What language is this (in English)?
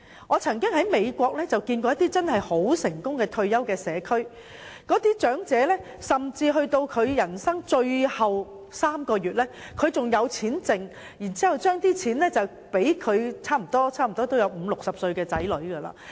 Cantonese